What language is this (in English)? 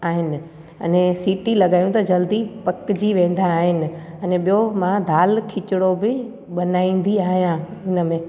Sindhi